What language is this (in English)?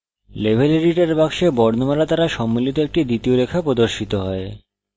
Bangla